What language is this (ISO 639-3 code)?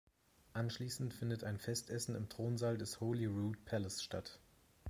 deu